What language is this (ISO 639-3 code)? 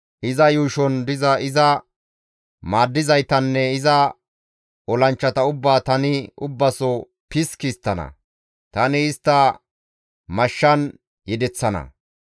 gmv